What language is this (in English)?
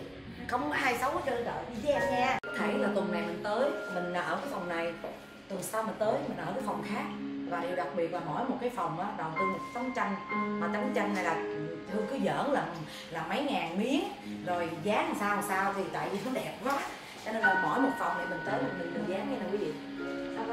Vietnamese